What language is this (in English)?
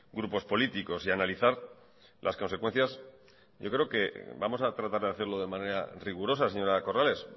Spanish